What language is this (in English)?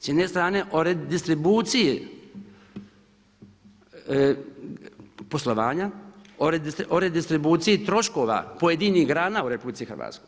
Croatian